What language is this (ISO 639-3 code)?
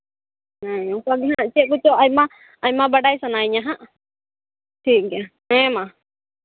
sat